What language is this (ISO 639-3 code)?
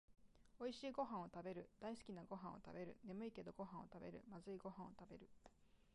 jpn